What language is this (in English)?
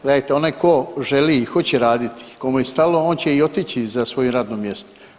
Croatian